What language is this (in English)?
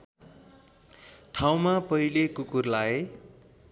Nepali